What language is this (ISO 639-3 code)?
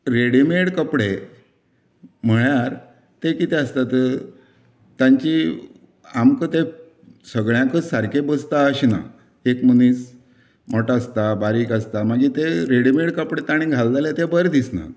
kok